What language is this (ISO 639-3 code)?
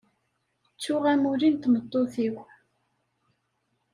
kab